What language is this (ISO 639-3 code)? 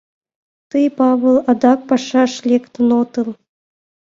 chm